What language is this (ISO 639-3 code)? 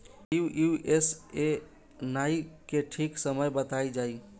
bho